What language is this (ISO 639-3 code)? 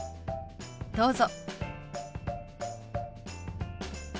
jpn